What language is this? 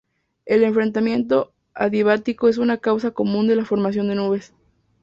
Spanish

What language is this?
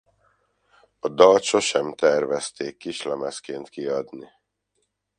Hungarian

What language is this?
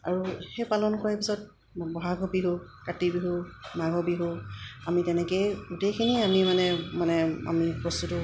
Assamese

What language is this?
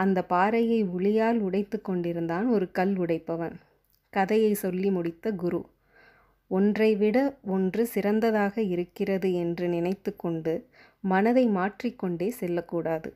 Tamil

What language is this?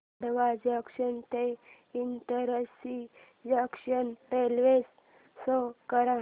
Marathi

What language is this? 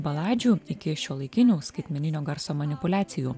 Lithuanian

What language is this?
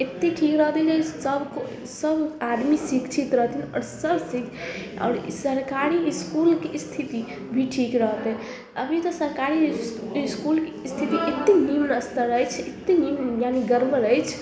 Maithili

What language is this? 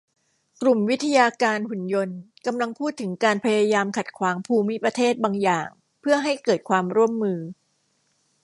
Thai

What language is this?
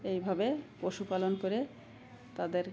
Bangla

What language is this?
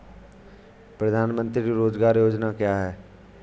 Hindi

